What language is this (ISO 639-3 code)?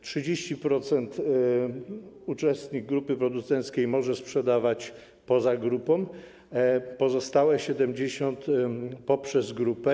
pol